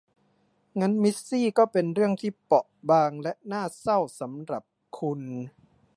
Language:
Thai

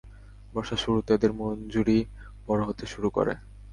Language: Bangla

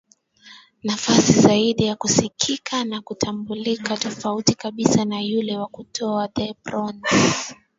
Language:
Swahili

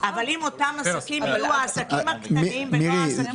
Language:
Hebrew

